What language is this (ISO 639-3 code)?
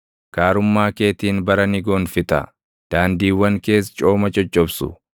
orm